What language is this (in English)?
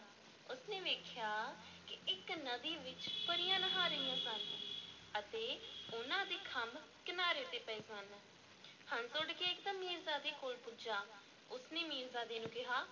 Punjabi